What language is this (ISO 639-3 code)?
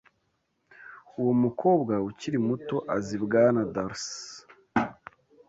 kin